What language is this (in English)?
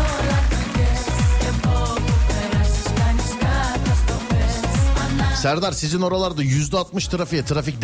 Turkish